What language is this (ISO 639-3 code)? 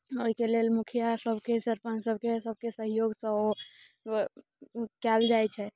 mai